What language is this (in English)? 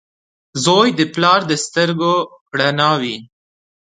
Pashto